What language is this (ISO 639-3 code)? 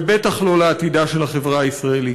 heb